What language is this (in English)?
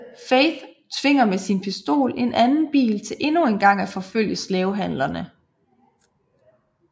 Danish